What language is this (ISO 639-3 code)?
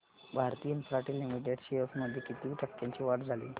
mar